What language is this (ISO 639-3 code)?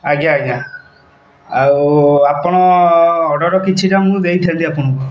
ori